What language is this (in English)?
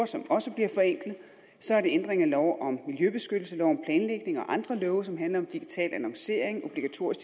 Danish